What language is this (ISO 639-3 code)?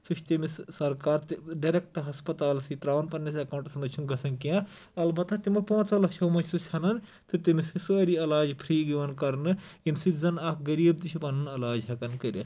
kas